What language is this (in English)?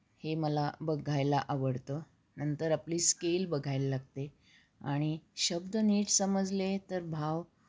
Marathi